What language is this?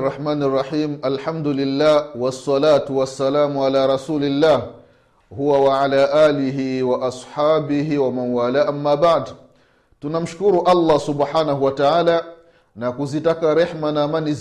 Swahili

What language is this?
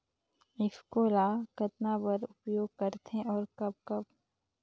Chhattisgarhi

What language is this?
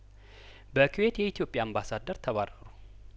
Amharic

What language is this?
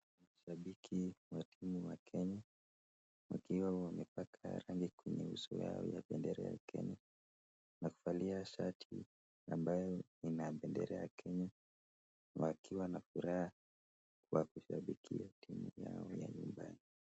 Swahili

